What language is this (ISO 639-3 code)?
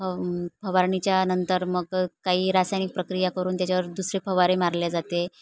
mar